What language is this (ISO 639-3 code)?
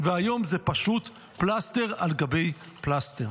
heb